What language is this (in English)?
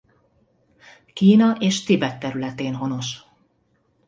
Hungarian